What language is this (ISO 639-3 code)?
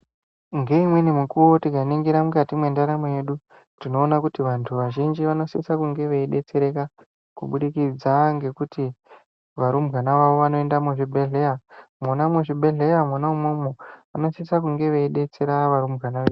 ndc